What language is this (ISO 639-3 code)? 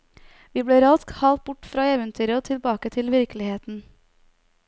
nor